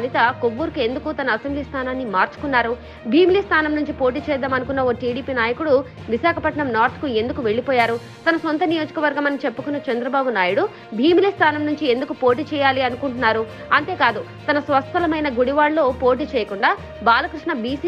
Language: Telugu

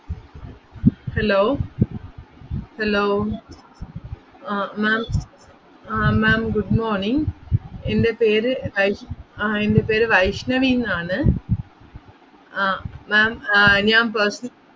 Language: Malayalam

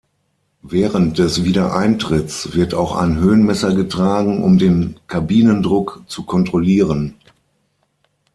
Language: German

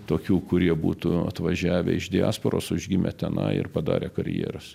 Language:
Lithuanian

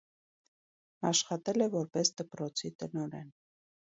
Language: Armenian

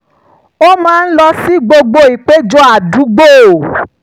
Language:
Yoruba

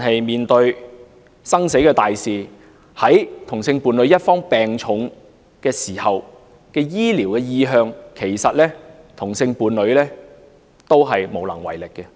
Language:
Cantonese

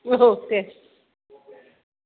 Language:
Bodo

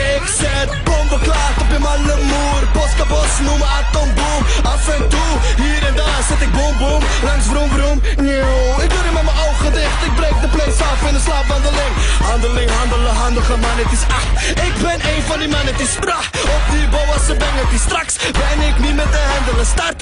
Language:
Dutch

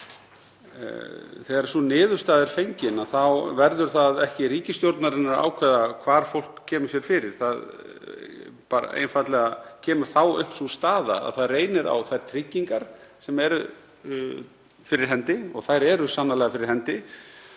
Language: Icelandic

